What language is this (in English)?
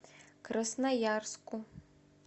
Russian